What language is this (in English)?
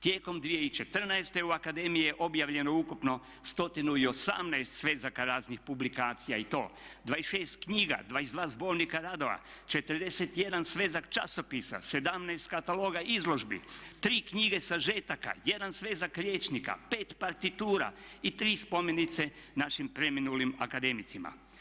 Croatian